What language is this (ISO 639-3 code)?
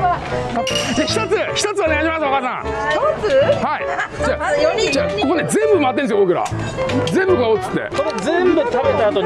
jpn